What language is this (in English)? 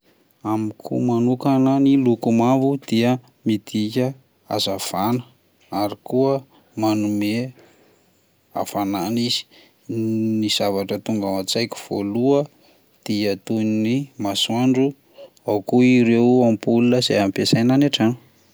Malagasy